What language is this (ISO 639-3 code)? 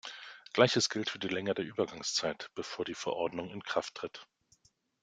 deu